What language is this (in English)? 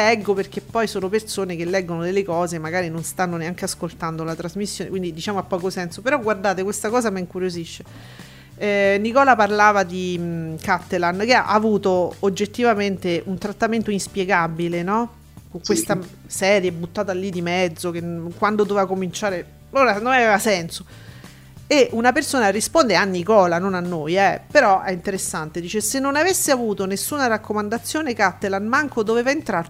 Italian